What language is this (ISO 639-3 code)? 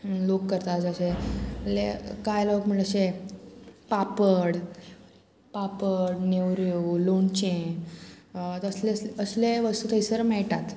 kok